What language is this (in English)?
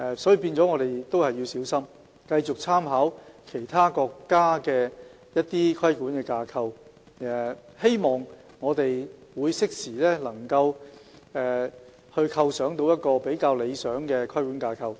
Cantonese